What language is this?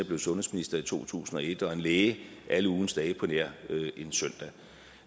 Danish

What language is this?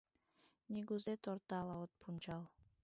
Mari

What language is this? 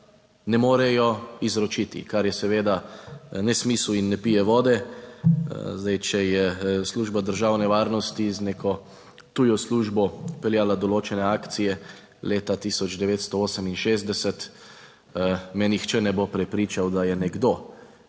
Slovenian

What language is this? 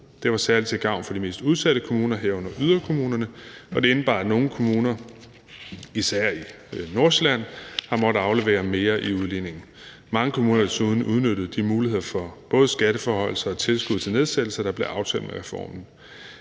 Danish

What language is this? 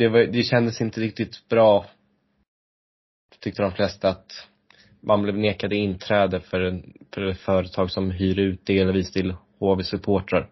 Swedish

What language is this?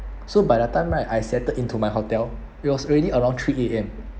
English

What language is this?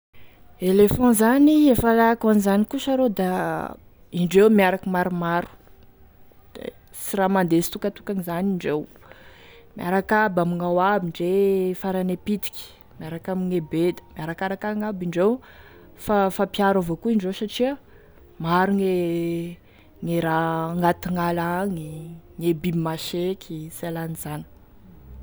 Tesaka Malagasy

